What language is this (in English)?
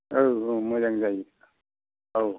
Bodo